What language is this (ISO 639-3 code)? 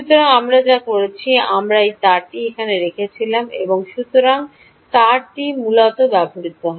ben